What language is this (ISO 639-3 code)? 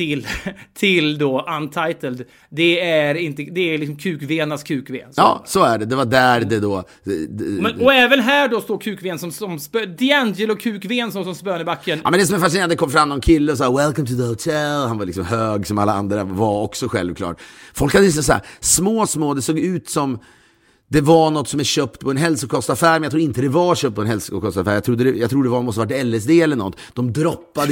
swe